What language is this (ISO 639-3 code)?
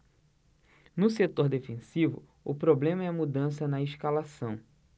por